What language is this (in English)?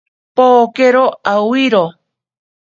Ashéninka Perené